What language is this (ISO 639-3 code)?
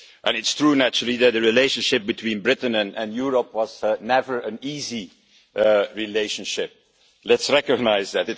eng